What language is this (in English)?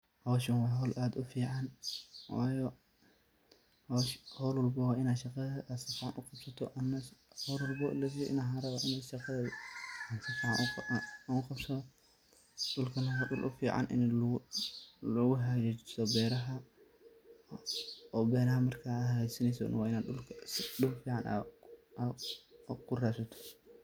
Somali